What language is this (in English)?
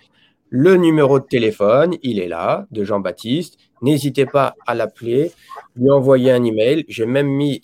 French